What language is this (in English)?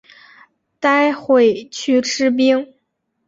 Chinese